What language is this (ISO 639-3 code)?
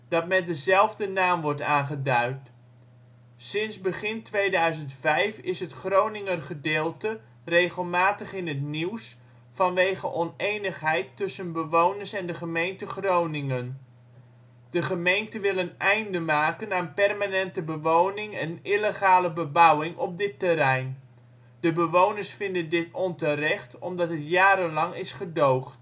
nld